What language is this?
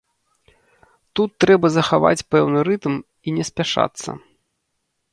Belarusian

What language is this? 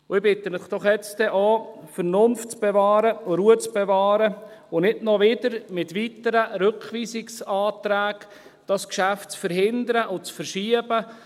Swiss German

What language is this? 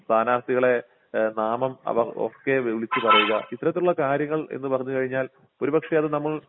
Malayalam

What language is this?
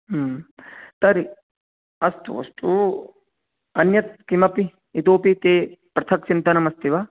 Sanskrit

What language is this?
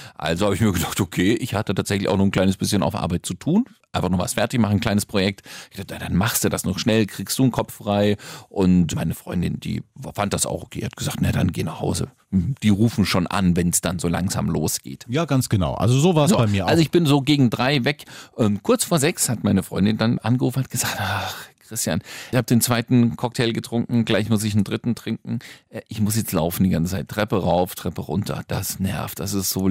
German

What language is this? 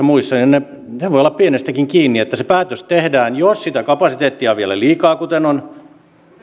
Finnish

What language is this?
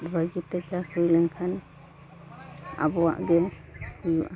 Santali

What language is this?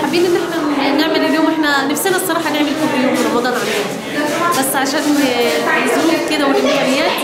Arabic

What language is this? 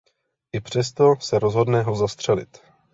Czech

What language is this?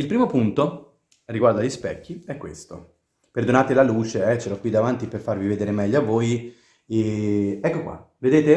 Italian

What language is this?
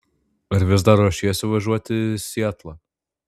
Lithuanian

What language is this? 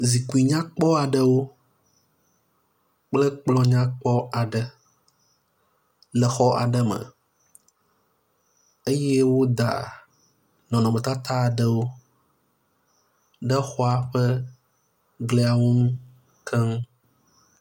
Ewe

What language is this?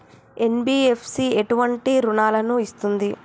Telugu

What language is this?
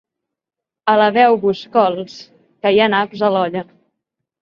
Catalan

